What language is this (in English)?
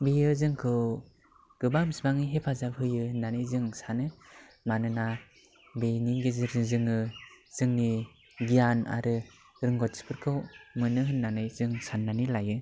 Bodo